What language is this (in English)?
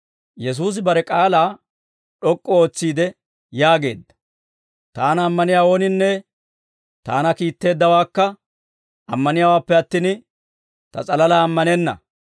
Dawro